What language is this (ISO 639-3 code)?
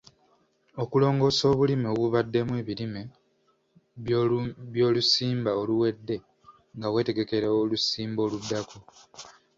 lug